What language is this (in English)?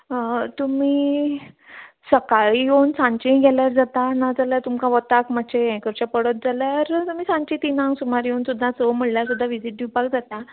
Konkani